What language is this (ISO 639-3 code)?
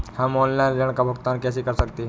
hin